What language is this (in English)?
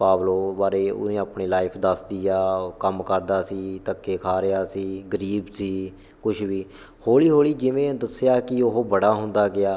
Punjabi